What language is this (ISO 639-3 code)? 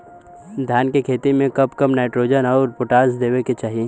bho